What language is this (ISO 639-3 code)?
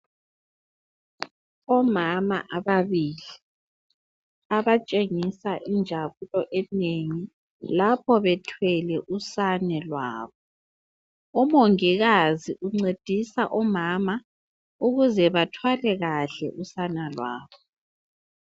nde